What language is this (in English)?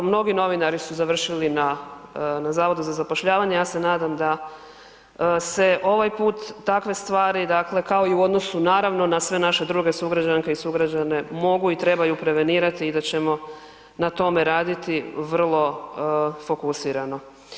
Croatian